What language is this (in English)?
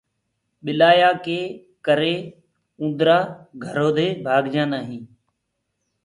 Gurgula